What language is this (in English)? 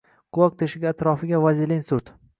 Uzbek